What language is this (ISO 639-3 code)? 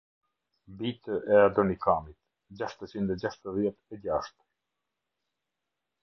sqi